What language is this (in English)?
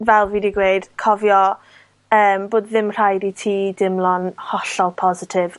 Welsh